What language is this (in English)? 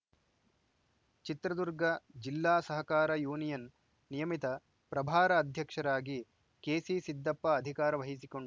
Kannada